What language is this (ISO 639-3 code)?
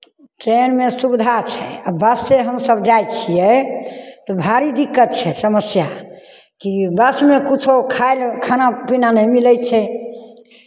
mai